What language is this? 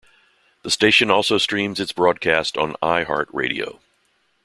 English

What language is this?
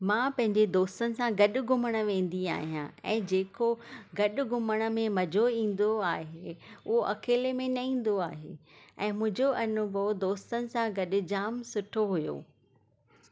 Sindhi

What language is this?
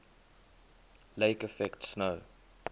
English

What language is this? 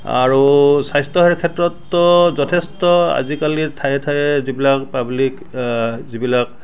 Assamese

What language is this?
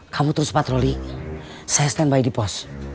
Indonesian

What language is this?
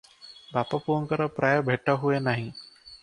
Odia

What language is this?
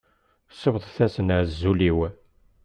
Kabyle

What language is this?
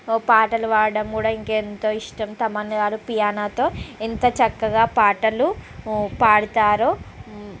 Telugu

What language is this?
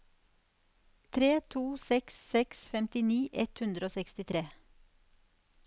Norwegian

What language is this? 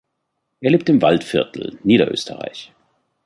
German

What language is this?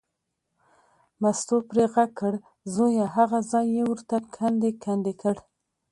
Pashto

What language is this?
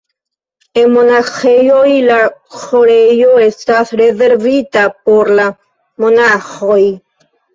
Esperanto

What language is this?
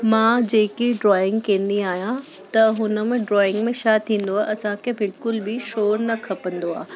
Sindhi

